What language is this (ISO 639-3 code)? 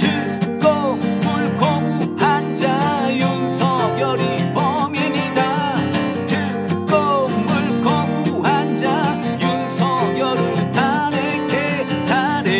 kor